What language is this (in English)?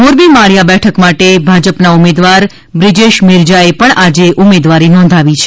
Gujarati